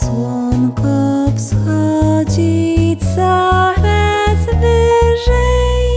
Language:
Polish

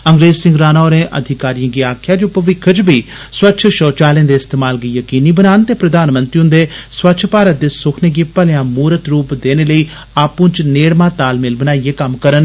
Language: Dogri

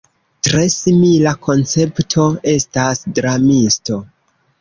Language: Esperanto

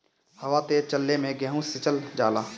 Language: Bhojpuri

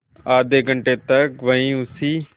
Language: Hindi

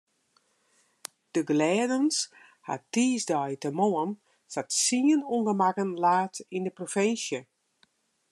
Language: Western Frisian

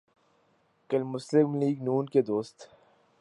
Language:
Urdu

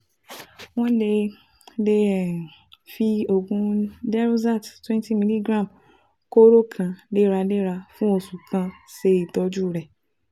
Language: Yoruba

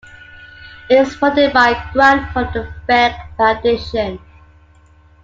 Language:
English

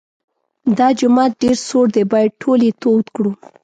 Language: Pashto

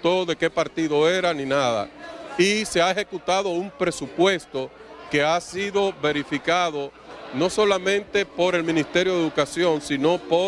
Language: Spanish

